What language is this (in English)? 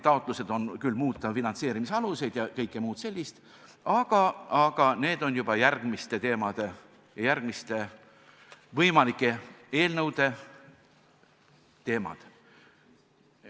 Estonian